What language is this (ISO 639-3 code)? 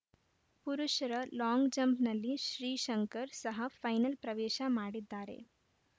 kan